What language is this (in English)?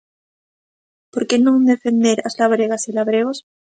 Galician